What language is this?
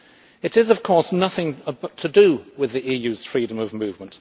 English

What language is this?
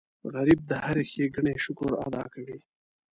Pashto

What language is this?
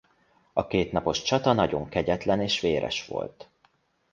Hungarian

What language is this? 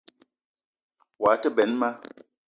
Eton (Cameroon)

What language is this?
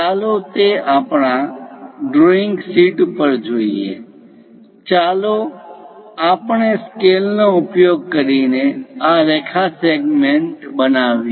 Gujarati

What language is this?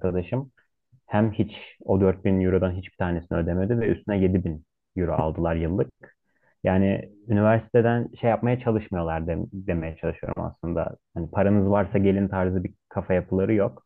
Turkish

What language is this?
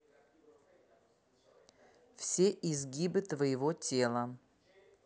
Russian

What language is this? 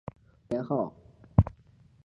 Chinese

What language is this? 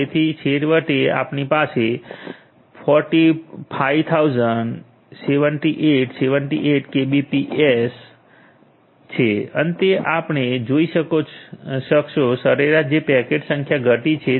Gujarati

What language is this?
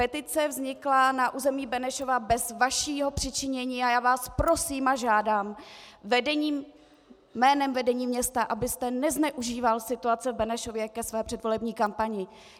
Czech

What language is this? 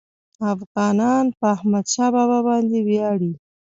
Pashto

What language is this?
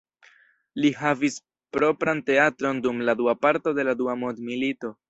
Esperanto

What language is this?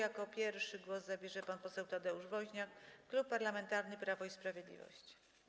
Polish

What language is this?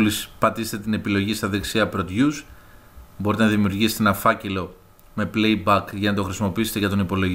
Greek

